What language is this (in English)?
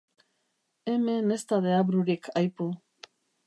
Basque